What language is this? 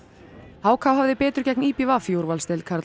Icelandic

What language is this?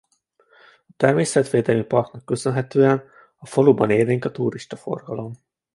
Hungarian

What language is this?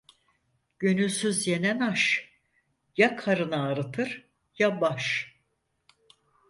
Turkish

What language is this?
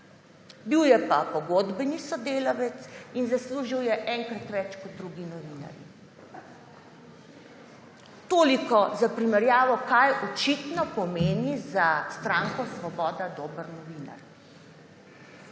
Slovenian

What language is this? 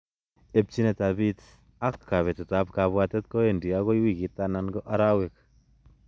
Kalenjin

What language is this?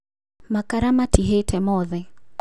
Kikuyu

